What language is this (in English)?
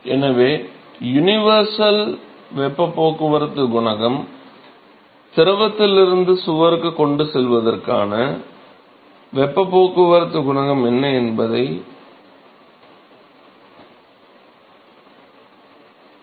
Tamil